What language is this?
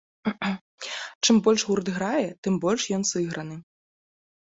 Belarusian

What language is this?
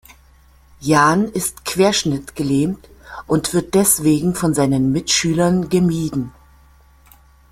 German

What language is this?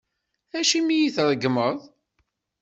Kabyle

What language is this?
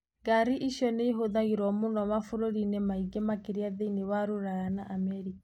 Kikuyu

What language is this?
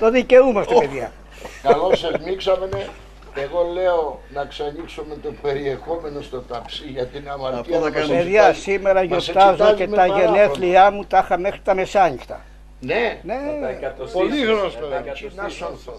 Greek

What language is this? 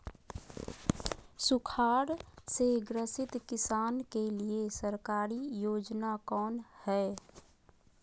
Magahi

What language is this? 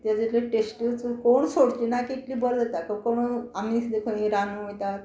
Konkani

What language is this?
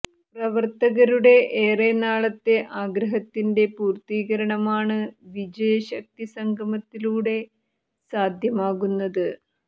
Malayalam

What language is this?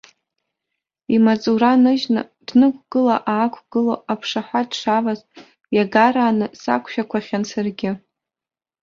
Abkhazian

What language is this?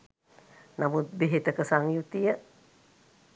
Sinhala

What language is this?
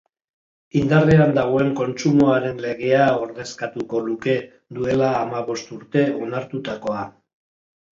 Basque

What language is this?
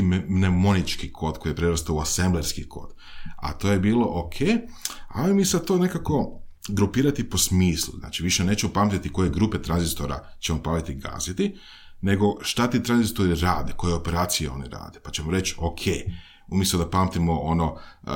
Croatian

